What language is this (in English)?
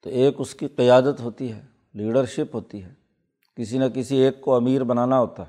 Urdu